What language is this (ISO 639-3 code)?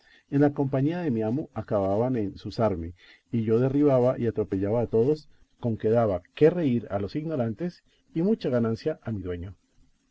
spa